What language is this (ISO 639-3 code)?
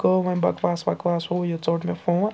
kas